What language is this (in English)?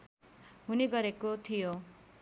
Nepali